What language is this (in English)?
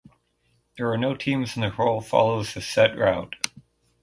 English